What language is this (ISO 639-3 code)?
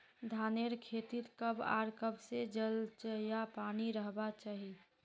mag